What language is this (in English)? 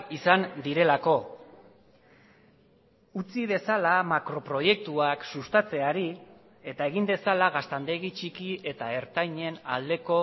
Basque